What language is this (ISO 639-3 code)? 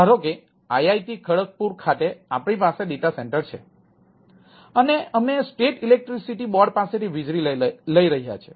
guj